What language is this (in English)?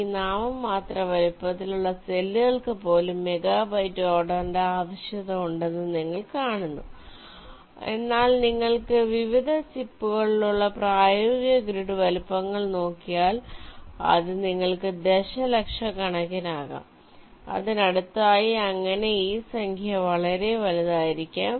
Malayalam